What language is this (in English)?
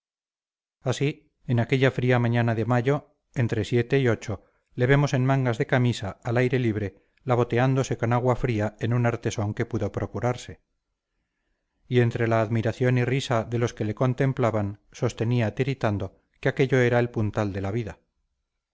Spanish